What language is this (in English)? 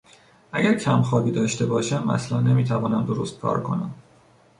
Persian